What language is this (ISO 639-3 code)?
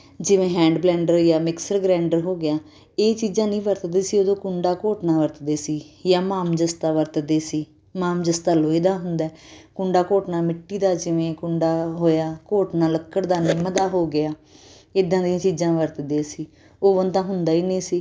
pan